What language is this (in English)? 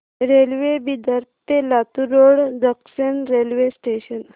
Marathi